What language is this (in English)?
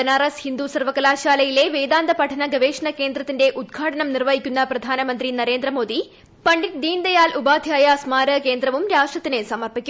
Malayalam